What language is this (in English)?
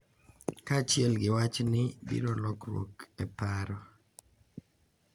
Luo (Kenya and Tanzania)